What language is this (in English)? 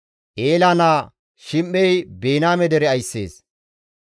Gamo